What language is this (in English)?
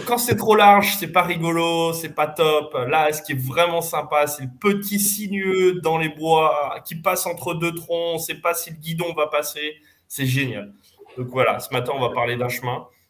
French